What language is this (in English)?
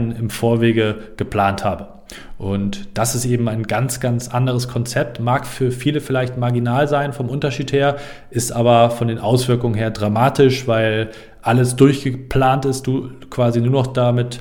German